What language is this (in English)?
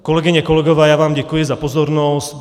Czech